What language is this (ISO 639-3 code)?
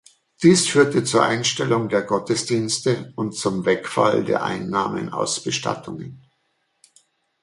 deu